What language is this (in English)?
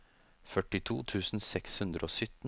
Norwegian